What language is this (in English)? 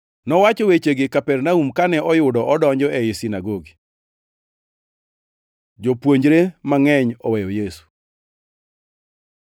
Luo (Kenya and Tanzania)